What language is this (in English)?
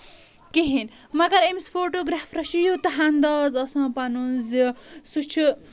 Kashmiri